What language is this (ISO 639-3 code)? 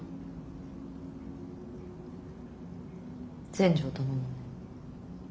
jpn